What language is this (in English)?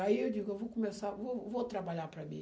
Portuguese